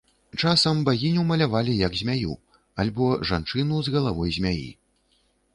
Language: Belarusian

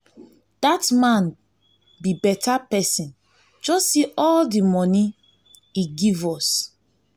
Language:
Nigerian Pidgin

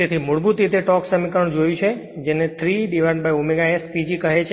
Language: Gujarati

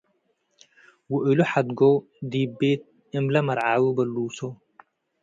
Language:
Tigre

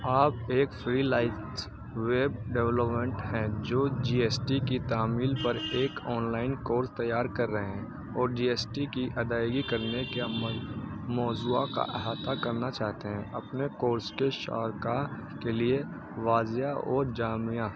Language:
Urdu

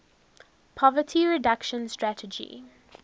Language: English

